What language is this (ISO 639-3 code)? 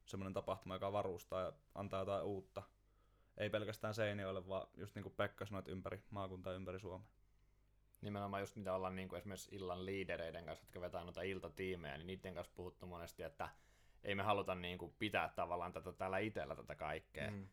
fin